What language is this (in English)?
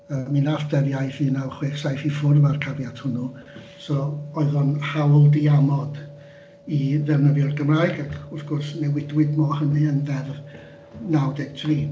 Welsh